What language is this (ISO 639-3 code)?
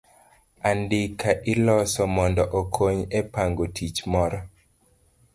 luo